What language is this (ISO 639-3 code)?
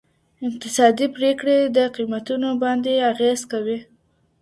pus